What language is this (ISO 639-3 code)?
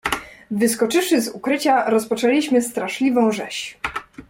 pol